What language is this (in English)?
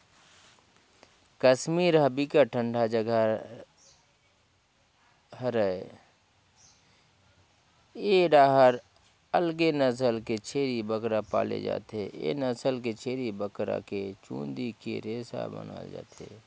Chhattisgarhi